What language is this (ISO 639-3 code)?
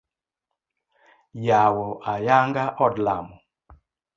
luo